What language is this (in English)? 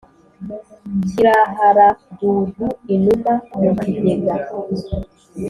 Kinyarwanda